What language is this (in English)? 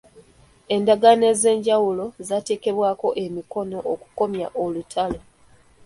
Ganda